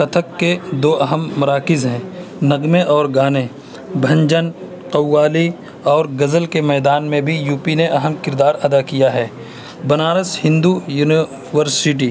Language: Urdu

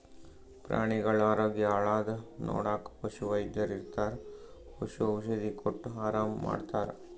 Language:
Kannada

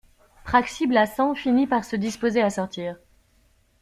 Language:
French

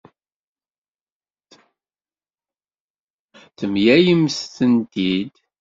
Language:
Kabyle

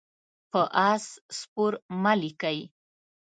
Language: Pashto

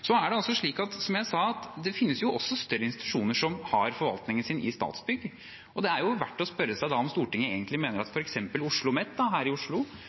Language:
Norwegian Bokmål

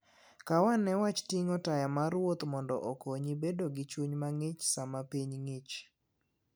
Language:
Luo (Kenya and Tanzania)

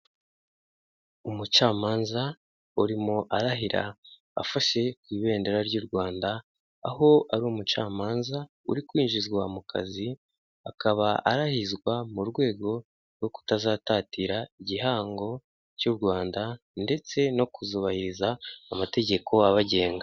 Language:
Kinyarwanda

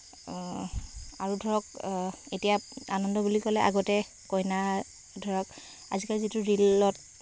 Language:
Assamese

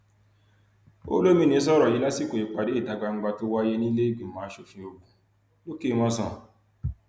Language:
Yoruba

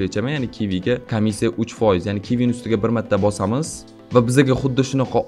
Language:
Turkish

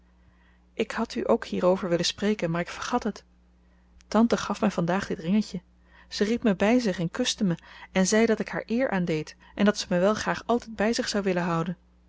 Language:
Dutch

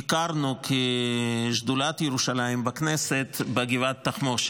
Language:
Hebrew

